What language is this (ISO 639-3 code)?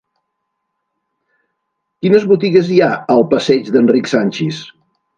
cat